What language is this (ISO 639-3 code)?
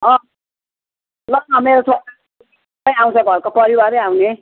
nep